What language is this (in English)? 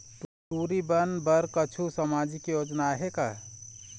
Chhattisgarhi